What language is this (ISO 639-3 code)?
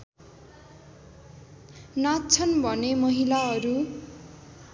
nep